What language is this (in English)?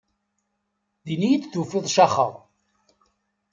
Kabyle